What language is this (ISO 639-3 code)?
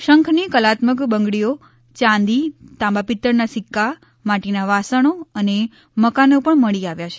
guj